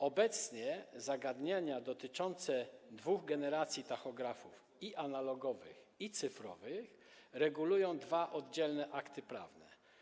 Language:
Polish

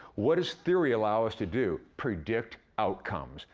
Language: English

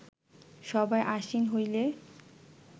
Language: Bangla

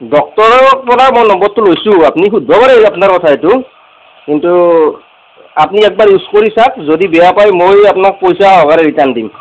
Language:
Assamese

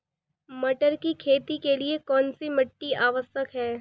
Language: Hindi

